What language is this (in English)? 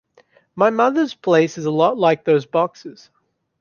English